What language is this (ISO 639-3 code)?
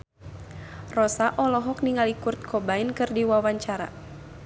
sun